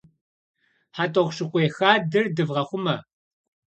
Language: Kabardian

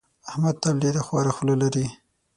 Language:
Pashto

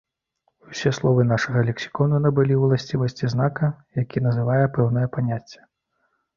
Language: Belarusian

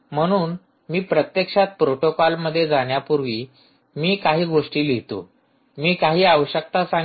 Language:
Marathi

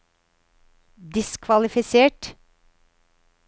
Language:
Norwegian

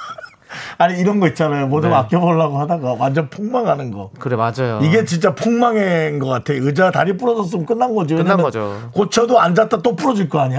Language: Korean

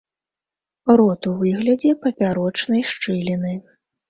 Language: Belarusian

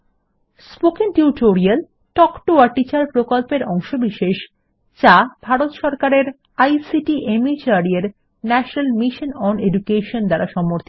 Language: Bangla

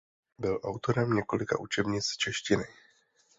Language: Czech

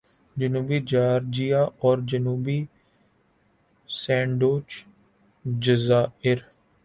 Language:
Urdu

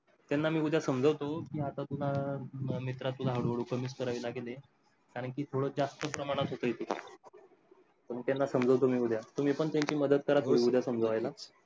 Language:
Marathi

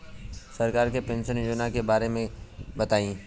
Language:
Bhojpuri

